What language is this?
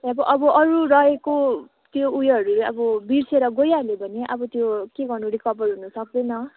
Nepali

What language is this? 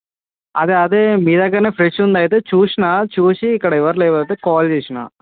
Telugu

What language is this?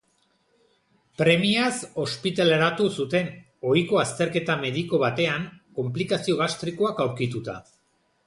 Basque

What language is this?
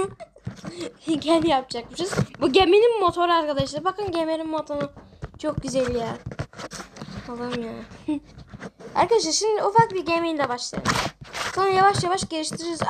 Turkish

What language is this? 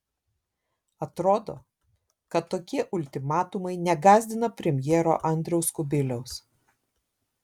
Lithuanian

